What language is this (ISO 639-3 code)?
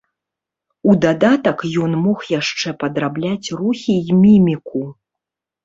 bel